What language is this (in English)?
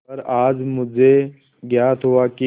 Hindi